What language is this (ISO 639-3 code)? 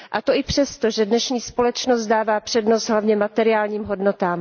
ces